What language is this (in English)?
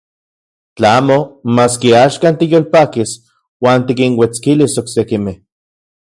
Central Puebla Nahuatl